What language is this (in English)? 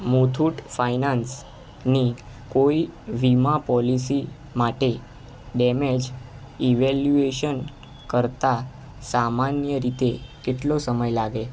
Gujarati